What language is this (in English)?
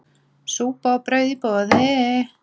Icelandic